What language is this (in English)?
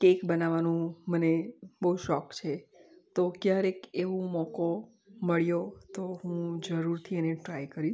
Gujarati